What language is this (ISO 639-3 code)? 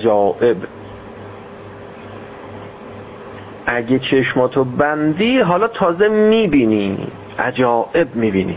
fas